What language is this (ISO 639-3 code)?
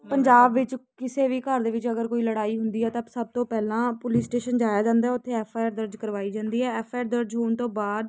pan